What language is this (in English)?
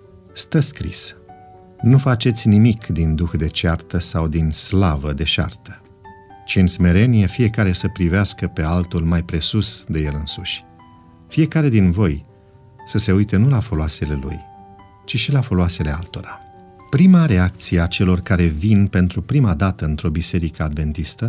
Romanian